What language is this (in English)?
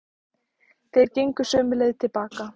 Icelandic